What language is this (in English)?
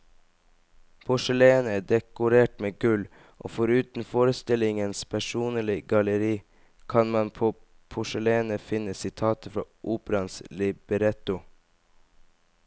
Norwegian